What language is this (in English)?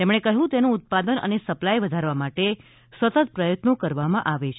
Gujarati